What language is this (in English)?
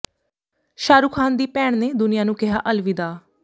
Punjabi